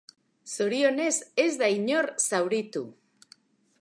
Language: Basque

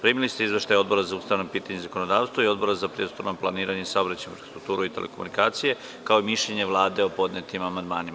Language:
Serbian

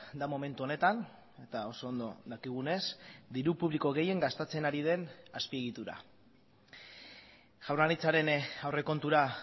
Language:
Basque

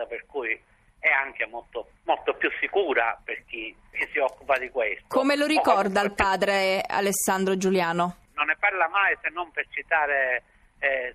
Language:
Italian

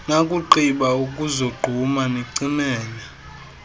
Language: Xhosa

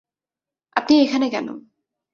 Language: Bangla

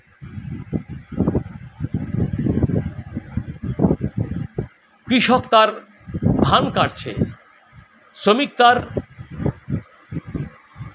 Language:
Bangla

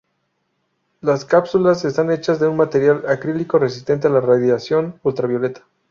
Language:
Spanish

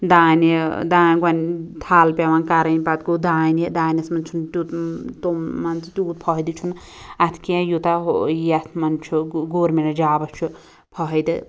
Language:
Kashmiri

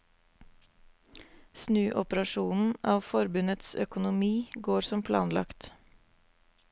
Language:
Norwegian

